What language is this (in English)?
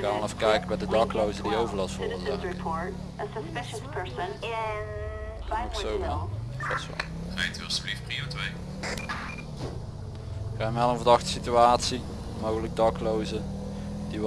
Dutch